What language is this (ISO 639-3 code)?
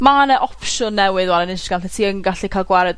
cym